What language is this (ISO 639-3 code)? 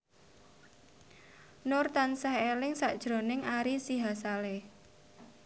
jav